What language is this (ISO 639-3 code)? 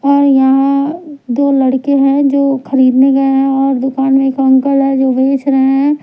hin